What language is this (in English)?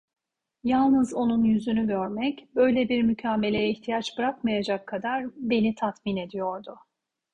Turkish